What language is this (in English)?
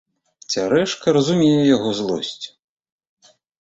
Belarusian